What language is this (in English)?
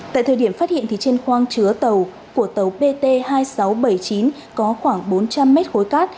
Vietnamese